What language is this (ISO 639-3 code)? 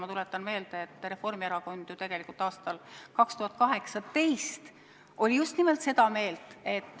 est